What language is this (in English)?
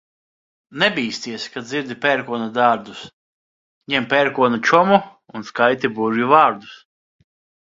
Latvian